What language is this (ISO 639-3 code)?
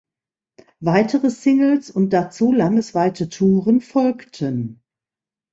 deu